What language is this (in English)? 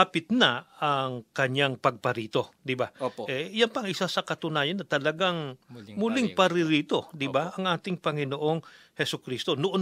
Filipino